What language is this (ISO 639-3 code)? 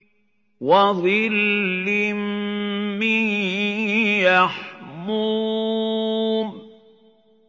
ara